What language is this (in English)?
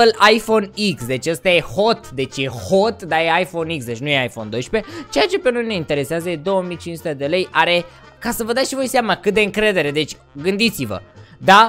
Romanian